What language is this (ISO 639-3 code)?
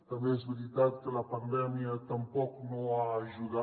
cat